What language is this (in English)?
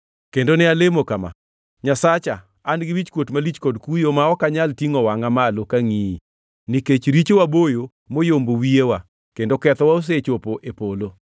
Luo (Kenya and Tanzania)